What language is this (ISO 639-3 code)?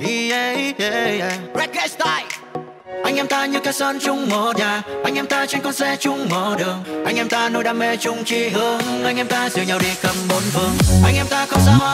vie